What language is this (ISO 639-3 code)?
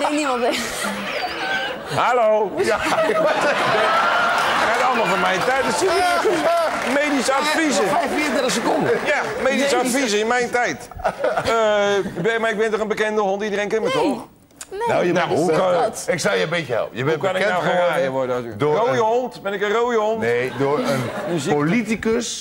nld